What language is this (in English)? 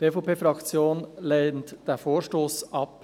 Swiss German